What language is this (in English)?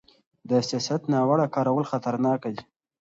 Pashto